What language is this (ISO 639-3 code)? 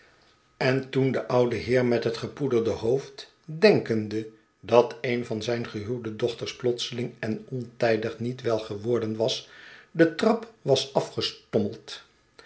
nld